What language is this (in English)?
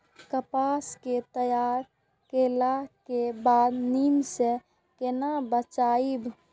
Maithili